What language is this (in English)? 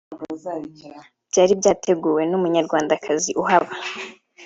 Kinyarwanda